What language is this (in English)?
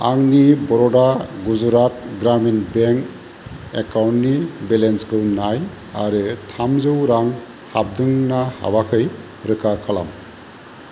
Bodo